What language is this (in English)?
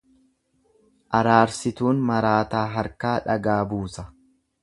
Oromo